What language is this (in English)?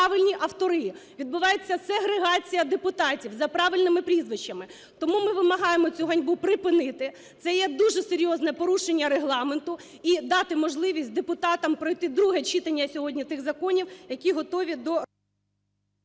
Ukrainian